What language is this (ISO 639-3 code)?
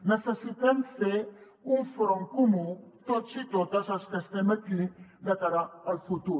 cat